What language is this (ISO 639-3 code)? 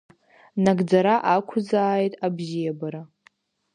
abk